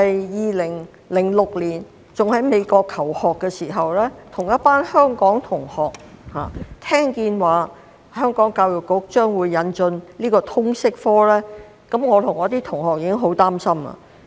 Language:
Cantonese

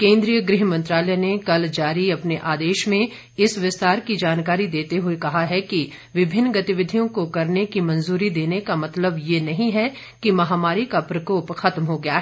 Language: Hindi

